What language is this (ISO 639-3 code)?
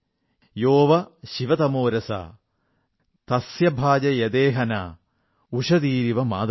mal